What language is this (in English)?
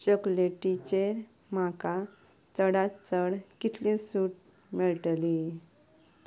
Konkani